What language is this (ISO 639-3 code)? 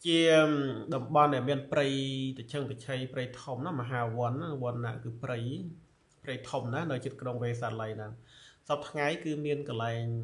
tha